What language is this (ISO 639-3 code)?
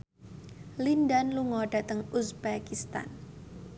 jav